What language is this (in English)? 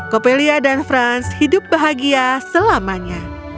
Indonesian